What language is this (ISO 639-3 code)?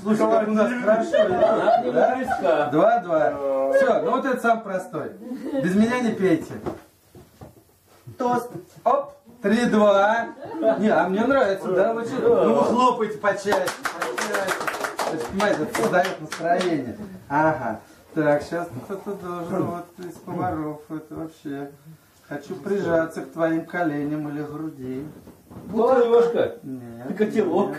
rus